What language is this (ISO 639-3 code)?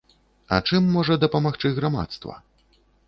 bel